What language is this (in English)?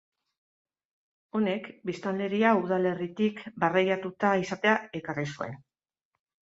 Basque